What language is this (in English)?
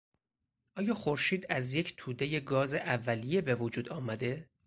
Persian